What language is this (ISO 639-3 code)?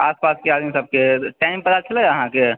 mai